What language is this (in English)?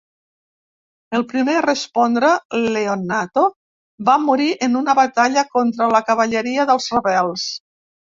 Catalan